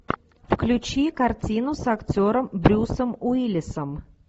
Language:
Russian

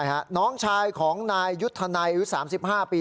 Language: Thai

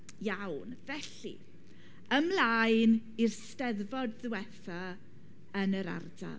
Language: Welsh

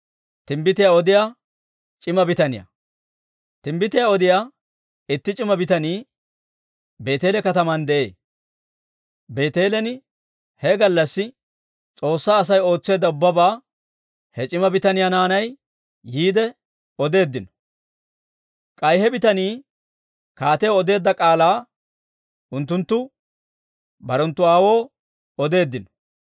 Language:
Dawro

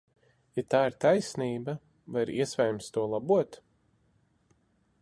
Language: Latvian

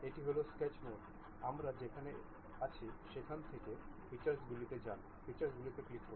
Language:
Bangla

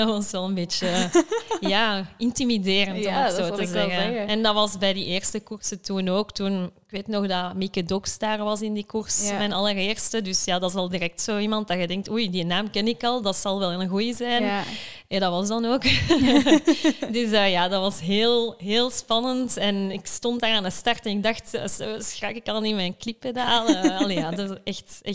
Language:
Dutch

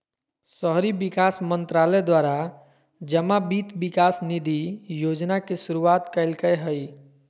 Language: Magahi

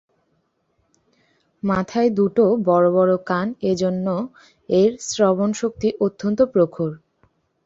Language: Bangla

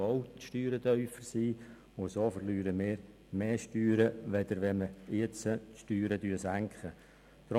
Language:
Swiss German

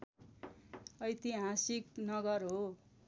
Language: Nepali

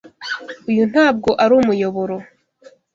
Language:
Kinyarwanda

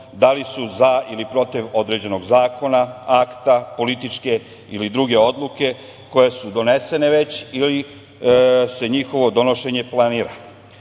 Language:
Serbian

